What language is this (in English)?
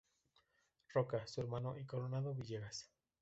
Spanish